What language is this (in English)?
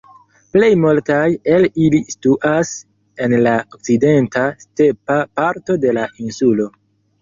Esperanto